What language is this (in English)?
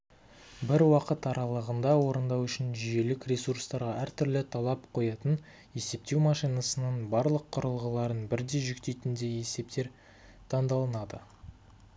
Kazakh